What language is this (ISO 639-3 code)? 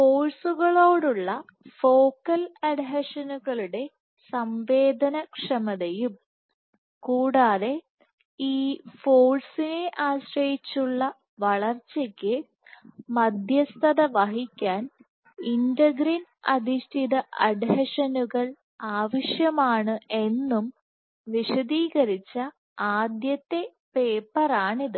mal